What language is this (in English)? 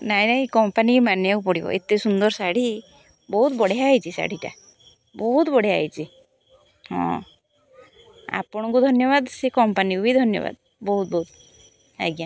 Odia